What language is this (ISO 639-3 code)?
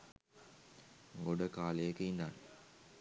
sin